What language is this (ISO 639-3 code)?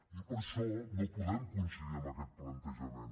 cat